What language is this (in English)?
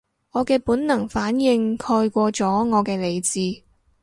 Cantonese